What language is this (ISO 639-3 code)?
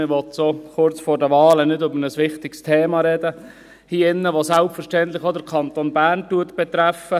gsw